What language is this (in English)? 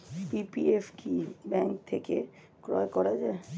Bangla